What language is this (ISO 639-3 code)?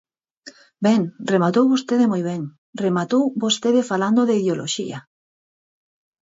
glg